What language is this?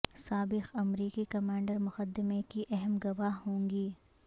Urdu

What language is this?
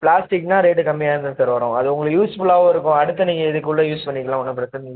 Tamil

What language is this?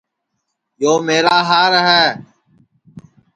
Sansi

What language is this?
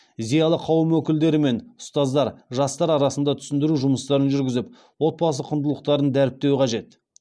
Kazakh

